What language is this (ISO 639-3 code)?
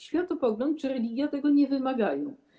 pol